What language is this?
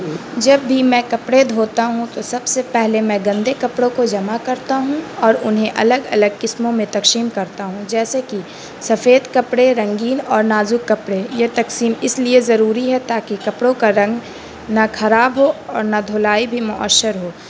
Urdu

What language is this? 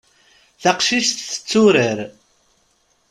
Kabyle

